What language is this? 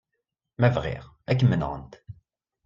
Kabyle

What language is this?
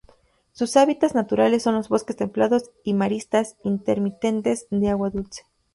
Spanish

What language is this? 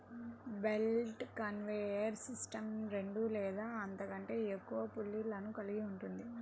Telugu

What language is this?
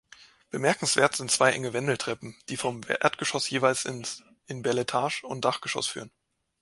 German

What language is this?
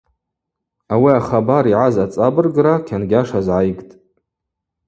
Abaza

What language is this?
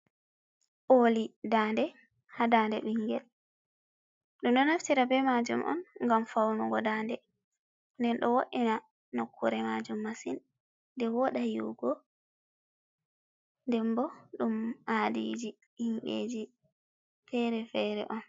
Fula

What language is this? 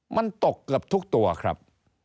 Thai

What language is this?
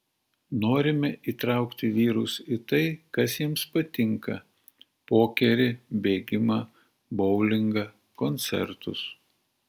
Lithuanian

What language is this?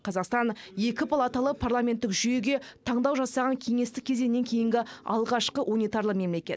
Kazakh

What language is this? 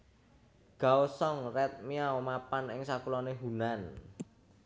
Javanese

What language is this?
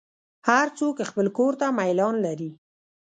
Pashto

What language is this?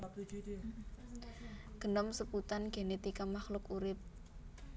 Javanese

